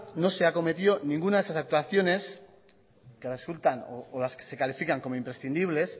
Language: Spanish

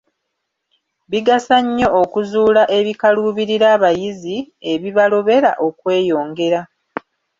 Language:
Ganda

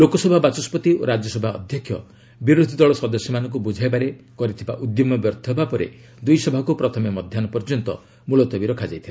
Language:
Odia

